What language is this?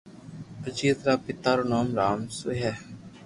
Loarki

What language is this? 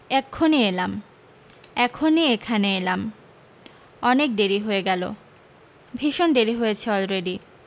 Bangla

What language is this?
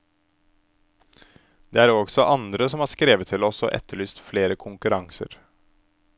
Norwegian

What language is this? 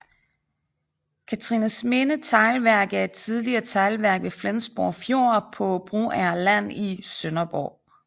Danish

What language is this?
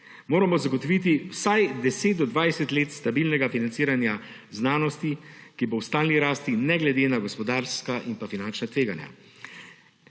Slovenian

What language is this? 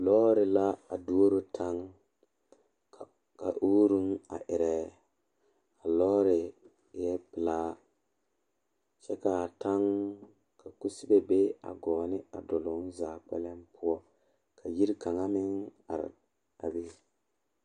Southern Dagaare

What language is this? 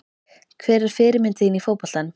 Icelandic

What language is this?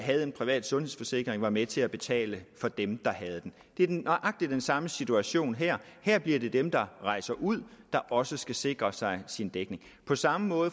Danish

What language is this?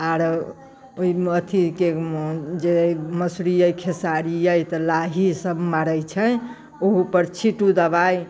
Maithili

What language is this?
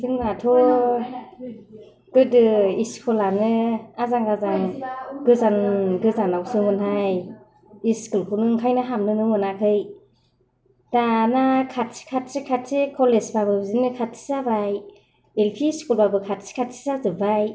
Bodo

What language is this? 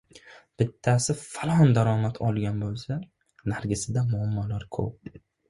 Uzbek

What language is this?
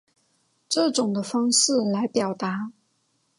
Chinese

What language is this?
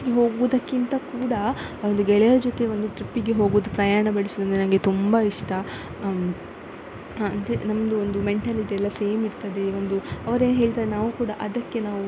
Kannada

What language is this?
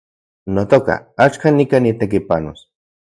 Central Puebla Nahuatl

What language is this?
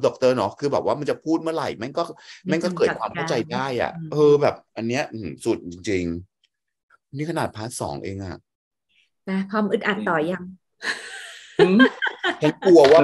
Thai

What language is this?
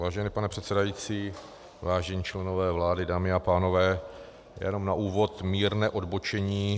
Czech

